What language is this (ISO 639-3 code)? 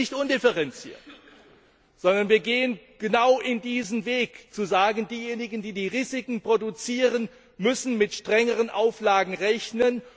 deu